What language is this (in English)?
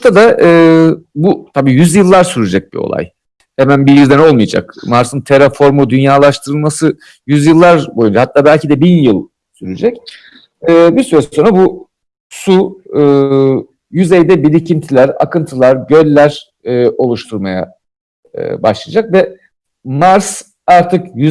Turkish